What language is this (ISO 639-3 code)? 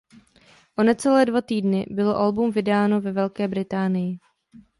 ces